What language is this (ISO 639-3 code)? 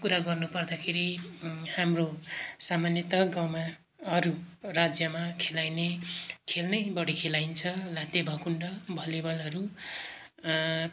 nep